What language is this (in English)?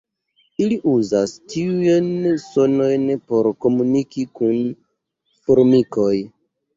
Esperanto